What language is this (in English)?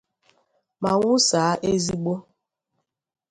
Igbo